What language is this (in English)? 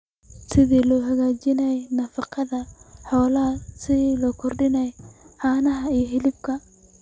Somali